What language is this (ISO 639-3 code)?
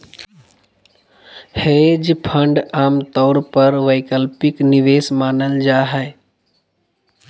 mag